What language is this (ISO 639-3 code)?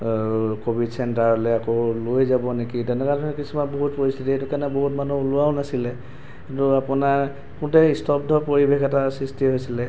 asm